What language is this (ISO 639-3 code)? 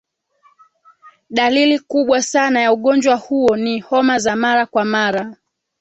swa